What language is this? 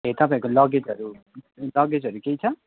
Nepali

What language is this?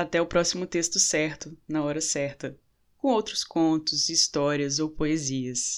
Portuguese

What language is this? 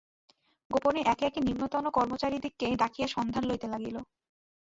Bangla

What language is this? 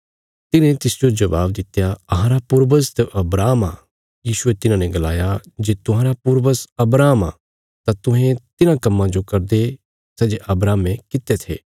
Bilaspuri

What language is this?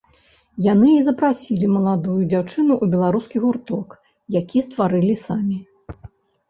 Belarusian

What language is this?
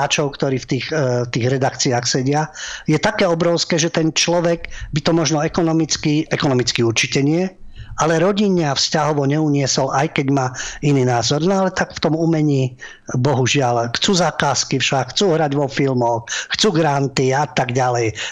Slovak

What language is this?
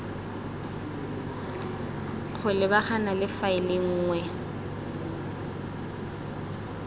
Tswana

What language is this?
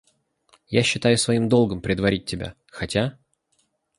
Russian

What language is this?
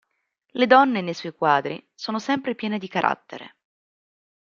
Italian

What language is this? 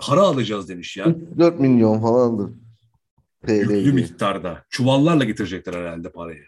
Turkish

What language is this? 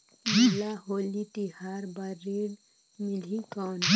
Chhattisgarhi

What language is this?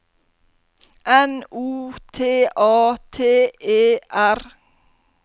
Norwegian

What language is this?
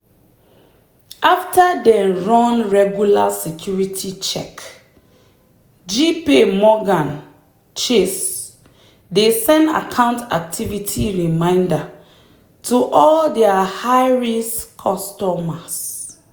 Nigerian Pidgin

